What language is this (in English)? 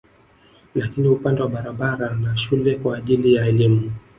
Swahili